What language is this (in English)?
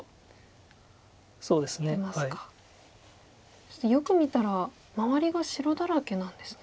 Japanese